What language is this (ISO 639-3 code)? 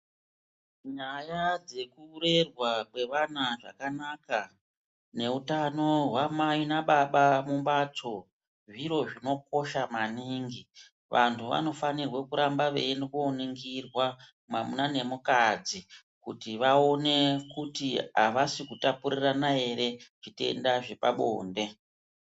ndc